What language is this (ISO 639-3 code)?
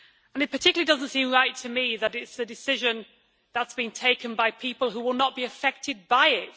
eng